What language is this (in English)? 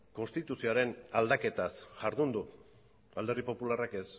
Basque